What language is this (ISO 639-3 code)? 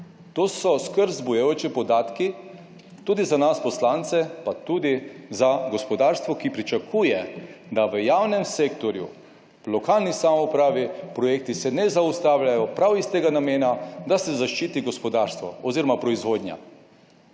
slv